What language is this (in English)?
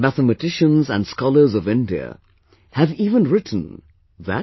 English